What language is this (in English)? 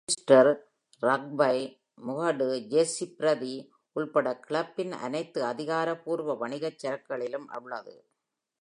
Tamil